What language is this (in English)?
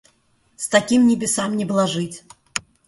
Russian